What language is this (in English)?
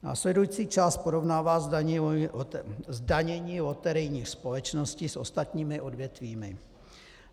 Czech